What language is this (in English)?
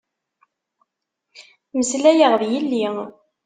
Kabyle